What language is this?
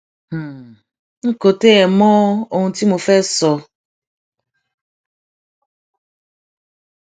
Yoruba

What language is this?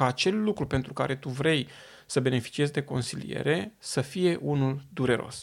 Romanian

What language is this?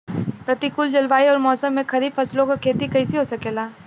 Bhojpuri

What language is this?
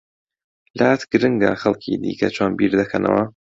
Central Kurdish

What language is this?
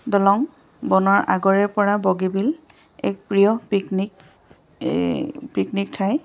Assamese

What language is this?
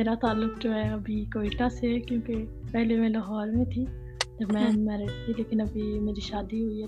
Urdu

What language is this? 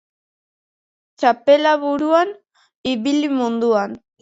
Basque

